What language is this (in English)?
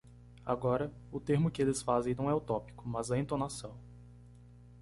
Portuguese